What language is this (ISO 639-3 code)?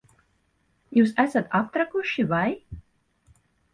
lav